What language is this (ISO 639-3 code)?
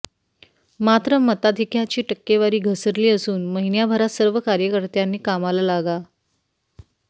mar